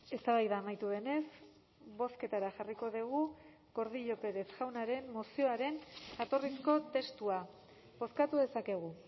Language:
Basque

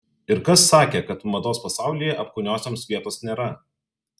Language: Lithuanian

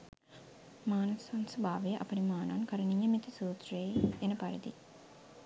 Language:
Sinhala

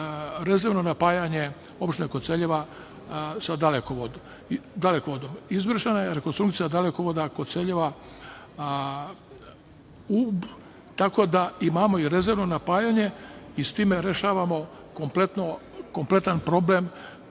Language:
Serbian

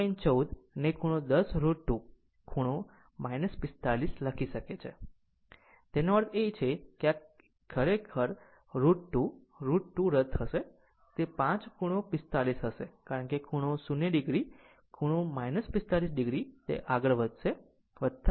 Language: Gujarati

